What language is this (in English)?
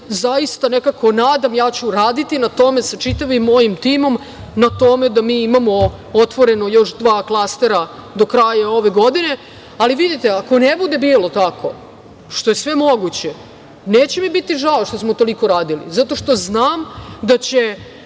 Serbian